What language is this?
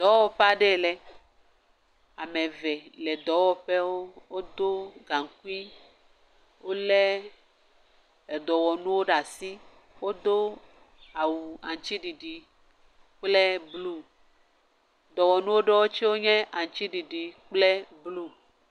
Ewe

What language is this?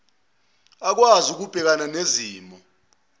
Zulu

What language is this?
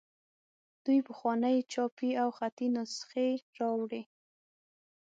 Pashto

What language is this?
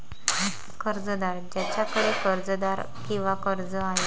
Marathi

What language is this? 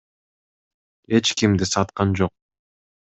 Kyrgyz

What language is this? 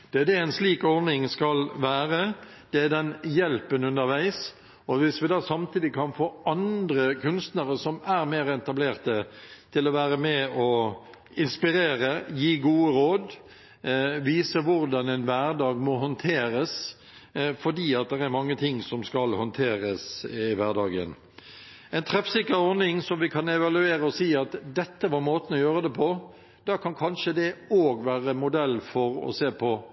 Norwegian Bokmål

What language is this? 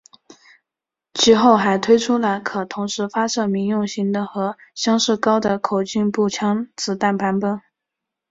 Chinese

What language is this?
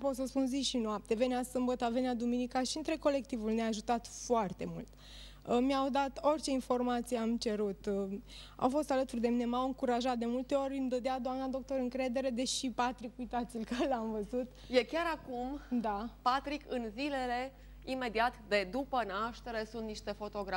Romanian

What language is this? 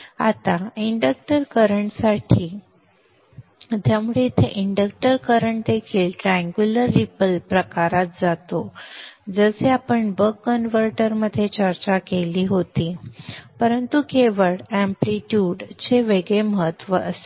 Marathi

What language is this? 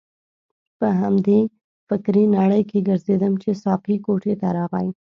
Pashto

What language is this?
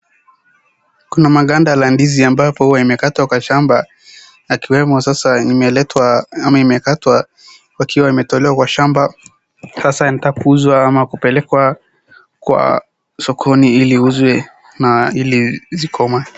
Swahili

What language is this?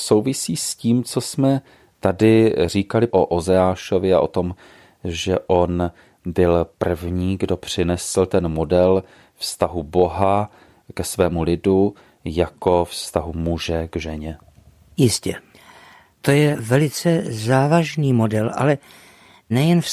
Czech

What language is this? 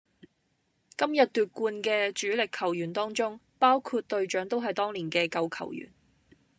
Cantonese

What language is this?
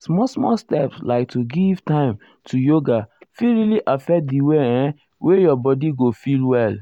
Nigerian Pidgin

